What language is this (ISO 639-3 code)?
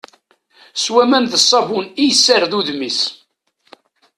kab